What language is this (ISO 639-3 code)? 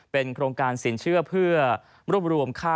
tha